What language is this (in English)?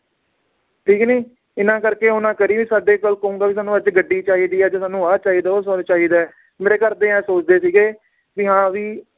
Punjabi